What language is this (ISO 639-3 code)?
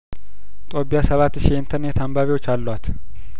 amh